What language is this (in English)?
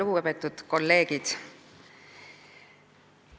Estonian